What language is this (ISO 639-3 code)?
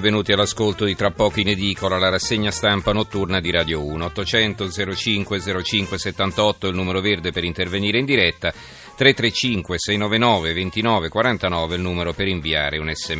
ita